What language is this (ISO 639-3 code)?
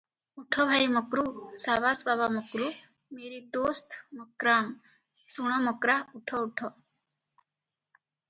ori